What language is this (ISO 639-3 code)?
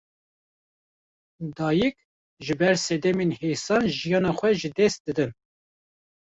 kur